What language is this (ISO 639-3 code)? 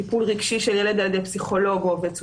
heb